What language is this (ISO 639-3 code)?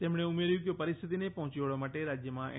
guj